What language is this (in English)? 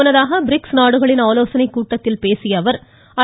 Tamil